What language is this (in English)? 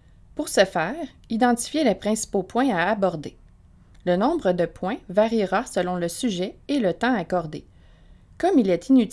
French